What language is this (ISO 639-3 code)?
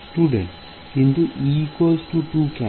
ben